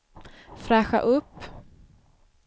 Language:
Swedish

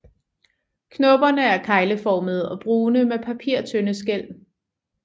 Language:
Danish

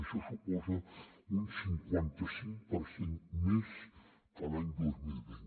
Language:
Catalan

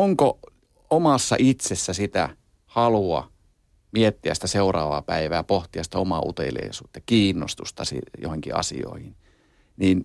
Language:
Finnish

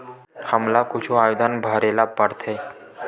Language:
Chhattisgarhi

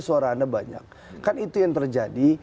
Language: Indonesian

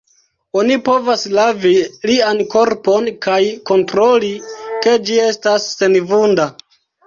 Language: Esperanto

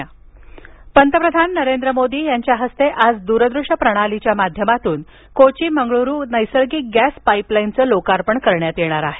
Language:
Marathi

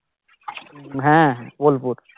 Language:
Bangla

